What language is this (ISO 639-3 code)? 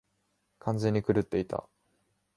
jpn